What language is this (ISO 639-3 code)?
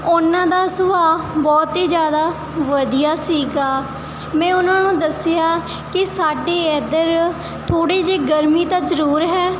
pan